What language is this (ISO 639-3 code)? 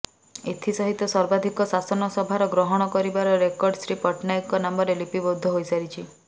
ori